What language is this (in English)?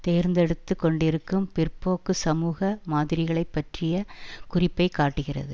Tamil